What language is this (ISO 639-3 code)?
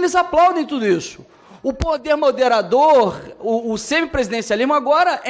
por